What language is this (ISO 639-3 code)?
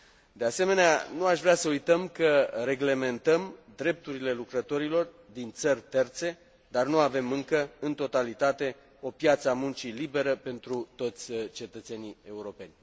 ron